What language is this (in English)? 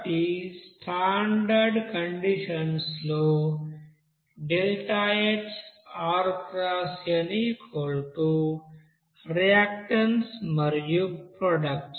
Telugu